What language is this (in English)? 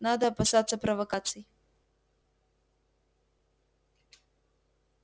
Russian